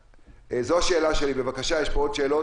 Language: Hebrew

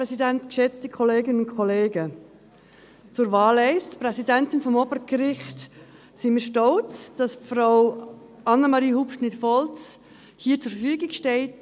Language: Swiss German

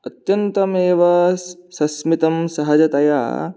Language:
Sanskrit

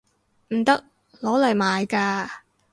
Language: Cantonese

